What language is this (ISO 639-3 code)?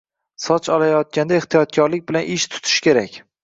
uzb